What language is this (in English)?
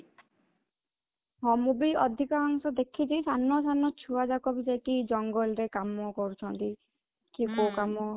Odia